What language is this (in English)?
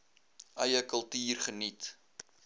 Afrikaans